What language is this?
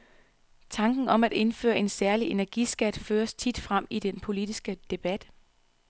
Danish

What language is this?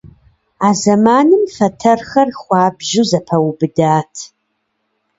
Kabardian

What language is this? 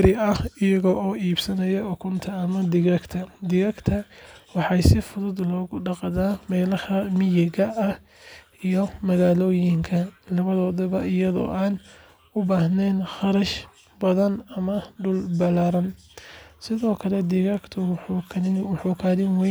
Somali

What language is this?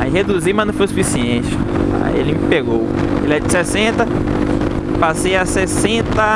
Portuguese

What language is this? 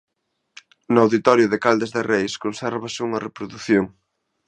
Galician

